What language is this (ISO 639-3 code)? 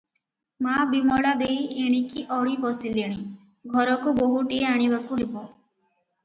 ori